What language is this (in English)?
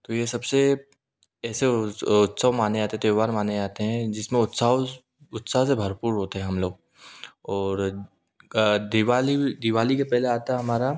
Hindi